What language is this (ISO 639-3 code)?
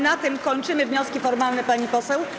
pol